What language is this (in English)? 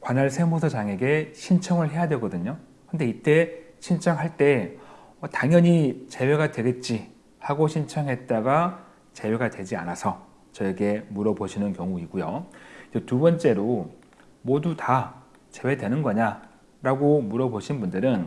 Korean